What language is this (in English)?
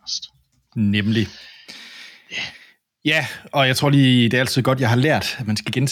Danish